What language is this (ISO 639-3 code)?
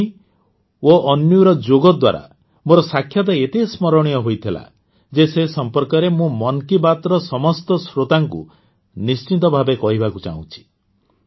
ori